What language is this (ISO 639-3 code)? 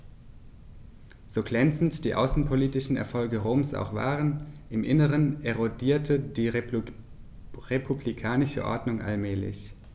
deu